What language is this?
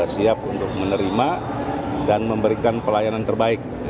Indonesian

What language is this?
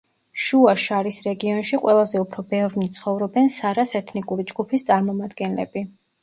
Georgian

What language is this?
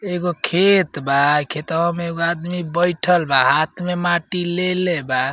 Bhojpuri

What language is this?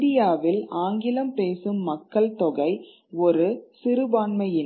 Tamil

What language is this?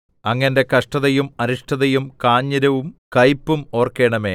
Malayalam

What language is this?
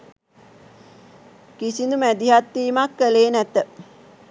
Sinhala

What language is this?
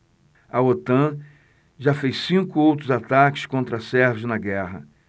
Portuguese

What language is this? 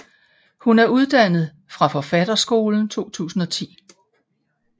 Danish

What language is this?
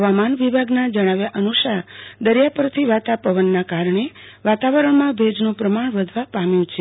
Gujarati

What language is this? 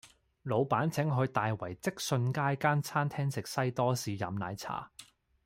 Cantonese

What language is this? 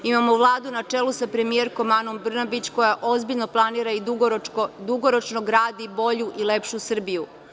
Serbian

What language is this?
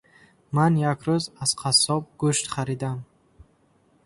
Tajik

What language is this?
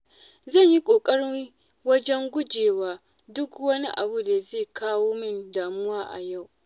Hausa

